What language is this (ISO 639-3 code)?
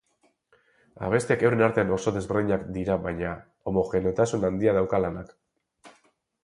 eus